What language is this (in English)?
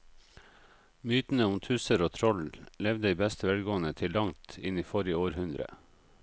Norwegian